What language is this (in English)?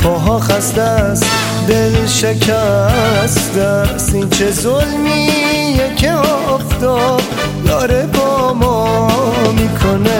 Persian